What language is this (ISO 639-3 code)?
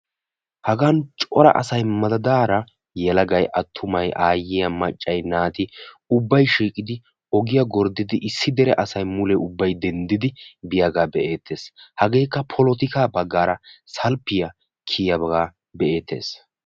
wal